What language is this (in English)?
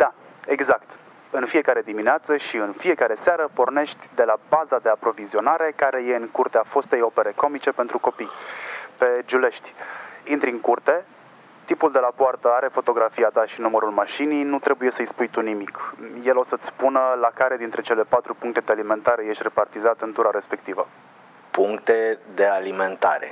Romanian